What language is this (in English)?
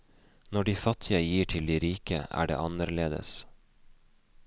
Norwegian